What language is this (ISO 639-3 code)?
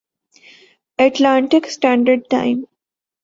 urd